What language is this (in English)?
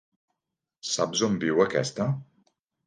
Catalan